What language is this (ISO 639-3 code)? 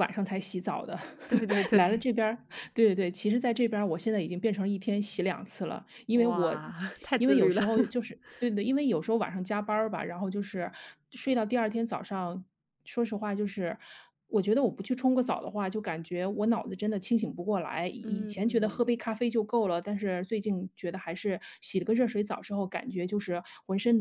zho